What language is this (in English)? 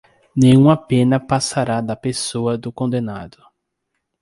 Portuguese